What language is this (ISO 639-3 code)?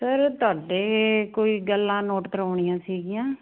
pan